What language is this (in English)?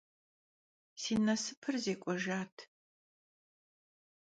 Kabardian